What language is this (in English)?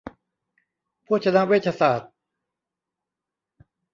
Thai